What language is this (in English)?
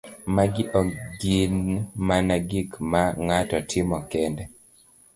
Luo (Kenya and Tanzania)